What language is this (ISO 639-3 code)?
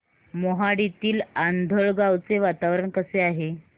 mar